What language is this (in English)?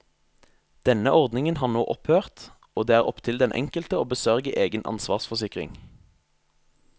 Norwegian